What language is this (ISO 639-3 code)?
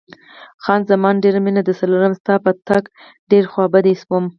pus